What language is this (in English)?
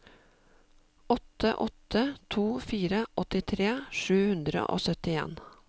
Norwegian